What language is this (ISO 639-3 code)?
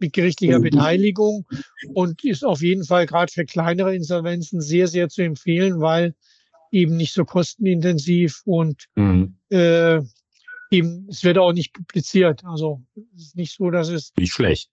deu